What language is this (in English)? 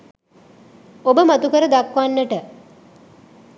Sinhala